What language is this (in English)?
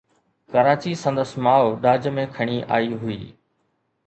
Sindhi